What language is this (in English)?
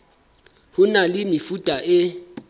Southern Sotho